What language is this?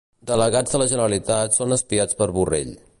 Catalan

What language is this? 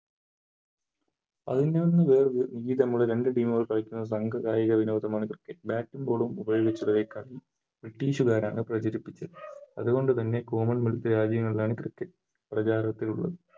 Malayalam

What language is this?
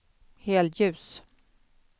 Swedish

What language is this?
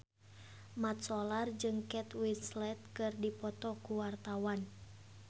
Sundanese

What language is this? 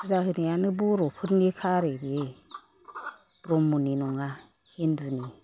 Bodo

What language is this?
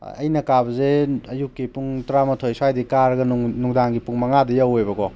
Manipuri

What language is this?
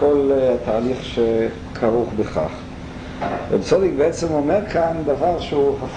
Hebrew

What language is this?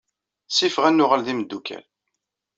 Kabyle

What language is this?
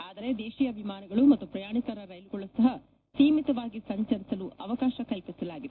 Kannada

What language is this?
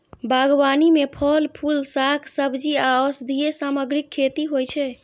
Maithili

